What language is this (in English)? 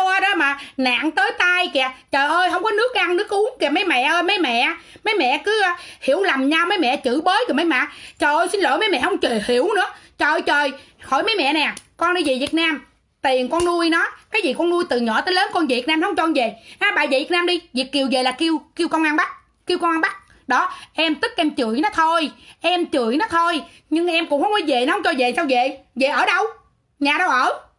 Vietnamese